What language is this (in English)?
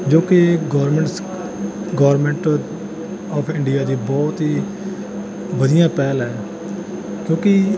Punjabi